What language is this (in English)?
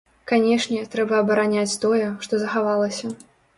Belarusian